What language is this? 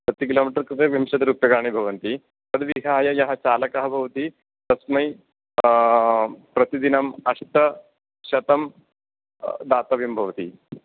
Sanskrit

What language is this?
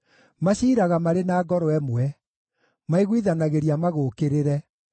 Kikuyu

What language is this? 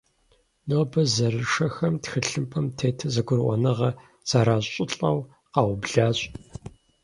Kabardian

